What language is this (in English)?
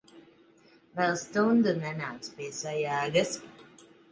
Latvian